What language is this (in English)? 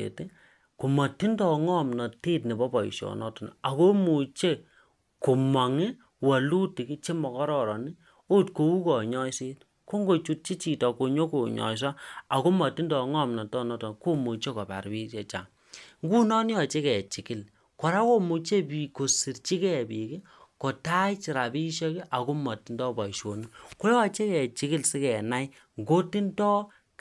Kalenjin